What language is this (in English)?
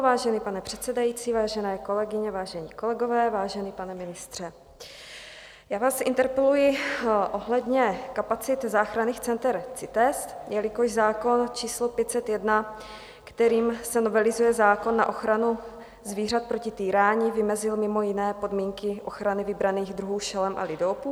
Czech